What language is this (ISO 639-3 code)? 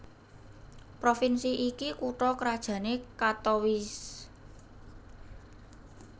jav